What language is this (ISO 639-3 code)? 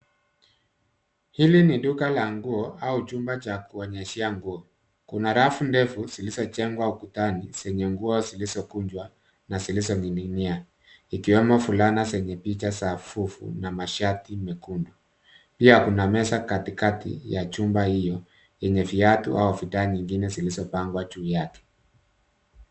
swa